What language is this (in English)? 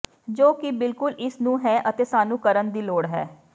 Punjabi